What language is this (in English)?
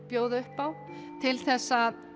Icelandic